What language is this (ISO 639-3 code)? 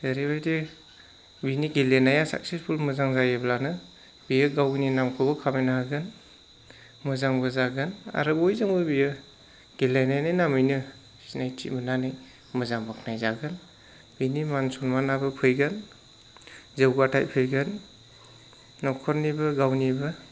brx